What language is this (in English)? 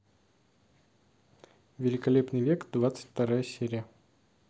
Russian